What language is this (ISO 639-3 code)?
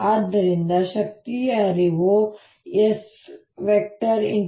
kan